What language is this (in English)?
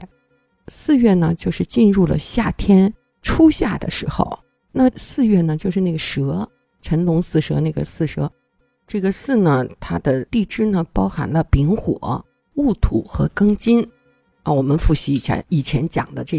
Chinese